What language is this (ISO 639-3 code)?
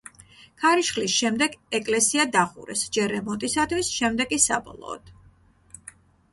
kat